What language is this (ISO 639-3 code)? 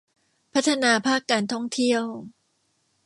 tha